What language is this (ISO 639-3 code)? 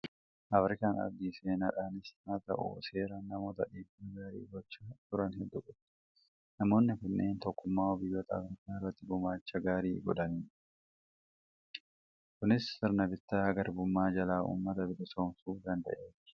orm